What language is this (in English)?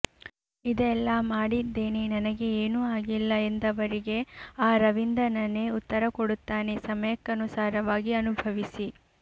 Kannada